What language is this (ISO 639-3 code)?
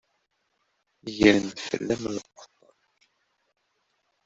kab